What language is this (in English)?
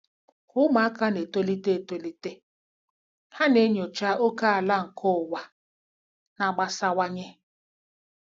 Igbo